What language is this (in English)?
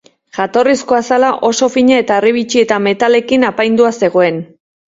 Basque